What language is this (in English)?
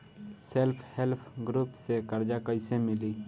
Bhojpuri